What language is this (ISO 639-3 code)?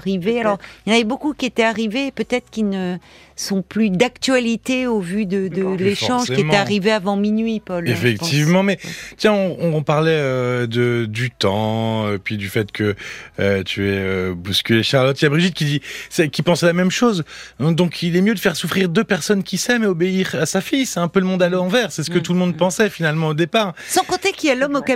fra